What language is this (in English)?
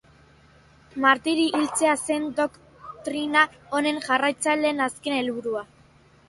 Basque